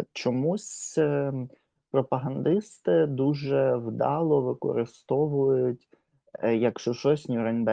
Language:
Ukrainian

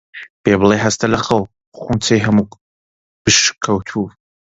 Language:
Central Kurdish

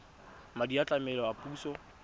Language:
Tswana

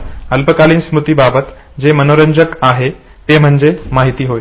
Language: Marathi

